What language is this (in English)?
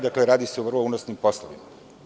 Serbian